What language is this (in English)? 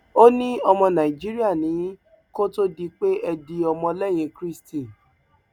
Yoruba